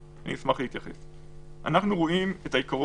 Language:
Hebrew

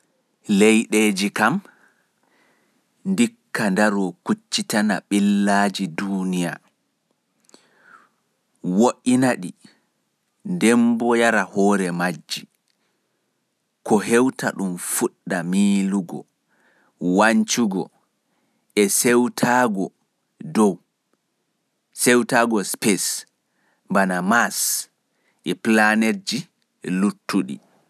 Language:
Fula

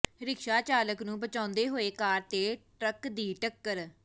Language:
Punjabi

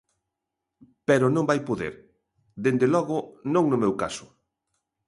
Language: Galician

